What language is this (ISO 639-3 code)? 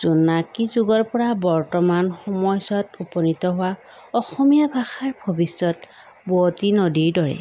asm